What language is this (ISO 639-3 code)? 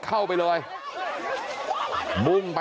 tha